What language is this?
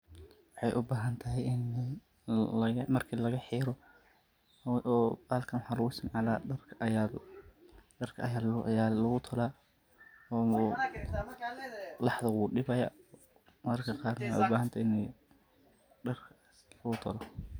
Somali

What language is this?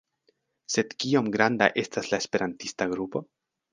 Esperanto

